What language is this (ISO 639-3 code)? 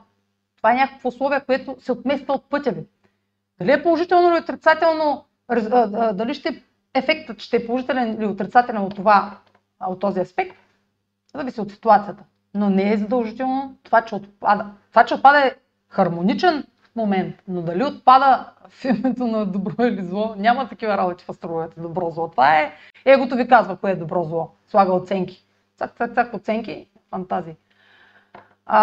bul